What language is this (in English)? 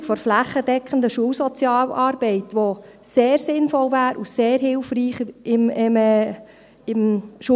Swiss German